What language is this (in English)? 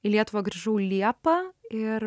Lithuanian